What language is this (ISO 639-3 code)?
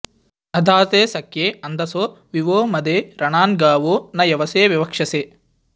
san